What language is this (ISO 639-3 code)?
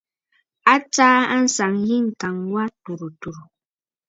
bfd